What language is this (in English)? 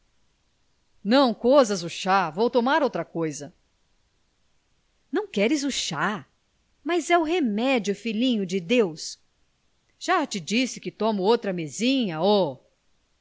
Portuguese